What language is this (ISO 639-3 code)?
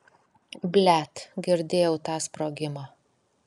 lit